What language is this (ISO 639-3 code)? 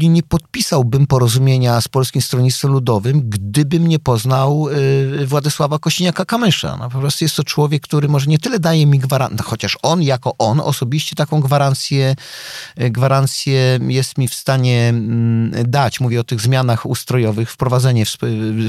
pol